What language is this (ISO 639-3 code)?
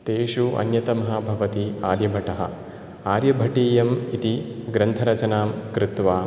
san